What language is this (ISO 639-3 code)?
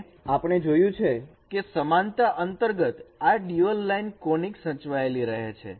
guj